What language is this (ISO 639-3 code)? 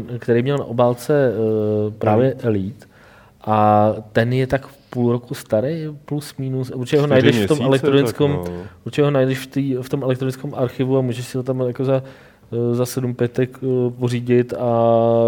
ces